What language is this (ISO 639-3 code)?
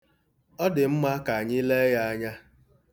ibo